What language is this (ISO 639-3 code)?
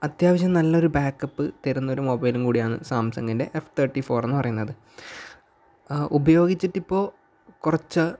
mal